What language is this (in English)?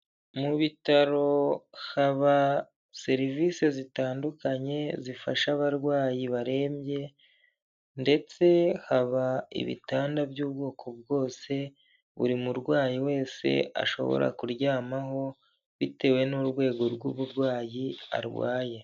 Kinyarwanda